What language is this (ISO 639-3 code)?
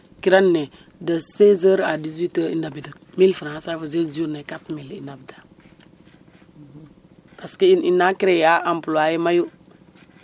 srr